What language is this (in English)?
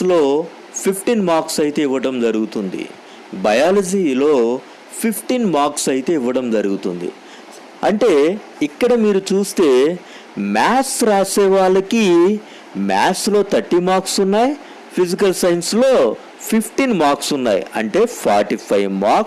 Telugu